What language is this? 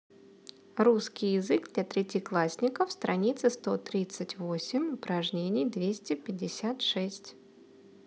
Russian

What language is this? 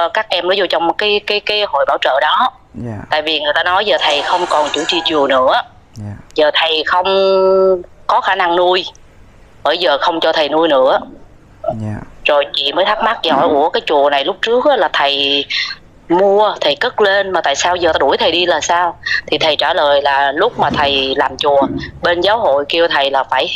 Vietnamese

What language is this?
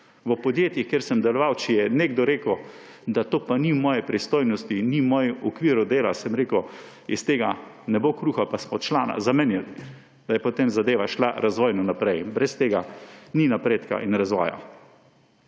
Slovenian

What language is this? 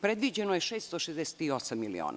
Serbian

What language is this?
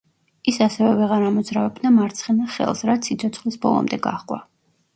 Georgian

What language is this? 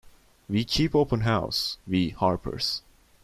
English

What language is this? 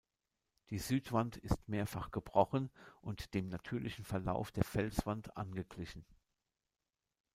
German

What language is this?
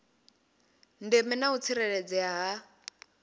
Venda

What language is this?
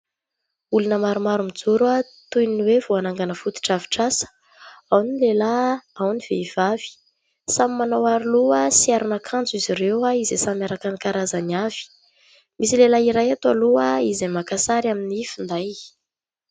Malagasy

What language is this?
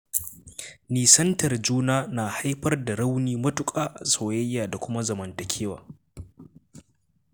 Hausa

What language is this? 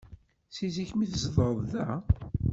Kabyle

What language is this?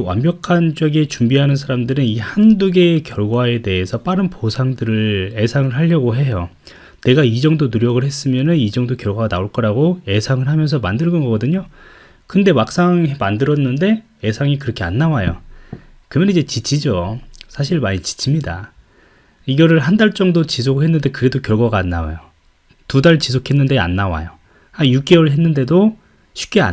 Korean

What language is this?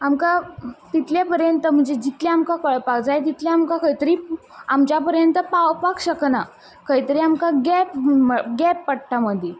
Konkani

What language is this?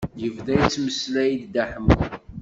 Kabyle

